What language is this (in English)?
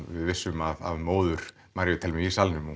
Icelandic